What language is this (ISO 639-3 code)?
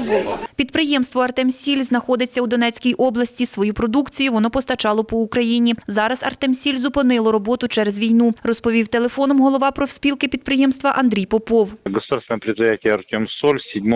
ukr